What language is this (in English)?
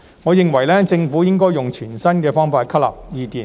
Cantonese